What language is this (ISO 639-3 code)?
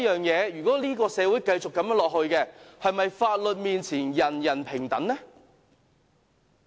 yue